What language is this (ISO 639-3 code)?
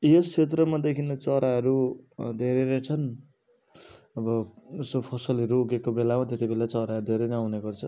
nep